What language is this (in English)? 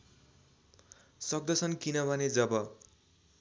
Nepali